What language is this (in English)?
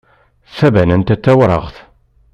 Kabyle